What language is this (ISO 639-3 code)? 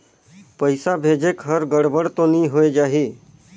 hne